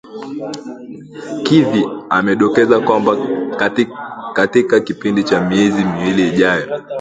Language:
Swahili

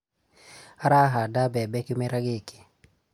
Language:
Kikuyu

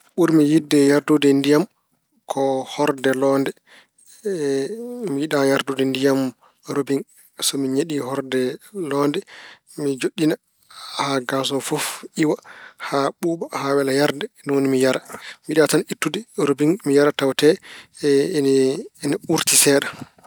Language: Fula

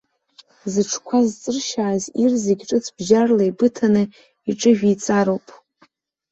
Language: Abkhazian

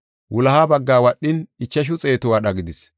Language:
Gofa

